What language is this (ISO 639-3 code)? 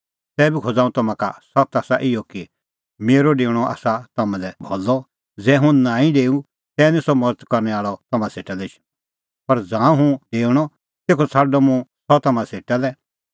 kfx